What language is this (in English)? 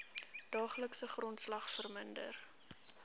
Afrikaans